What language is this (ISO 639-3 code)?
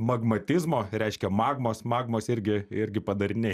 lit